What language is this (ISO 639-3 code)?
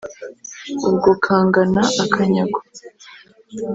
kin